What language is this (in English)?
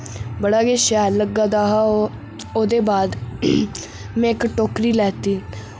Dogri